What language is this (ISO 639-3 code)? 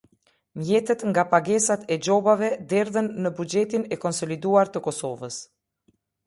sqi